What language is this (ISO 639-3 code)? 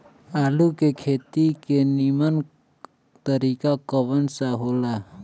bho